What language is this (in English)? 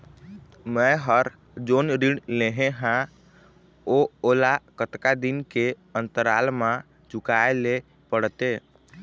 Chhattisgarhi